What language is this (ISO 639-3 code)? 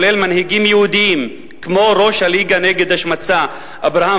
heb